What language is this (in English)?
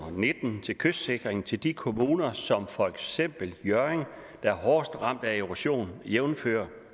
Danish